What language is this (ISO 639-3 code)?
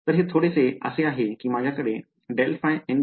mar